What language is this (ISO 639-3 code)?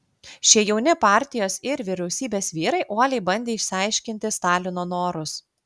lit